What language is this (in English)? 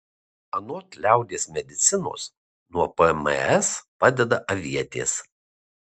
Lithuanian